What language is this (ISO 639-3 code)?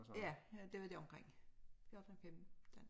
dan